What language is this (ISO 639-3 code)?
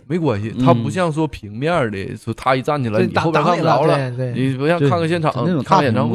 zho